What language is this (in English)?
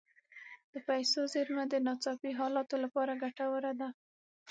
Pashto